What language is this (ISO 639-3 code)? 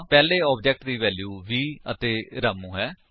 pan